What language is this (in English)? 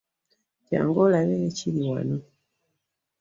Ganda